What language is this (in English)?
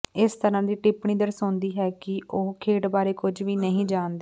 Punjabi